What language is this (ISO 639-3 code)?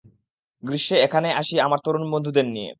ben